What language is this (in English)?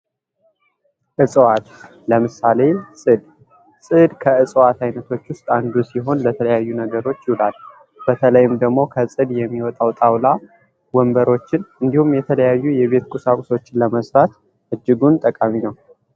Amharic